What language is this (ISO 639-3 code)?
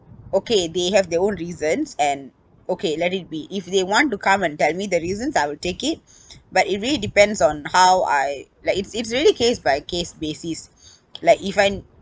eng